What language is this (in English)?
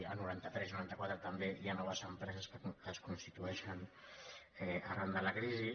Catalan